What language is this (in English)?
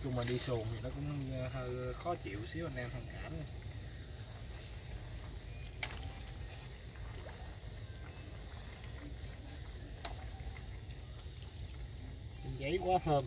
Vietnamese